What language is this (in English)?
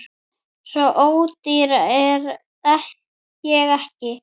Icelandic